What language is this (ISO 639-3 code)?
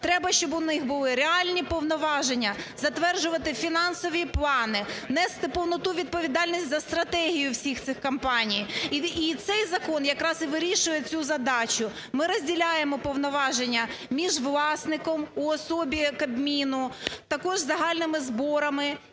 ukr